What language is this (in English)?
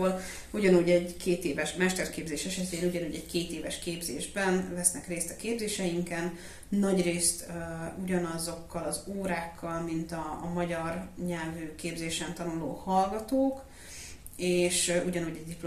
Hungarian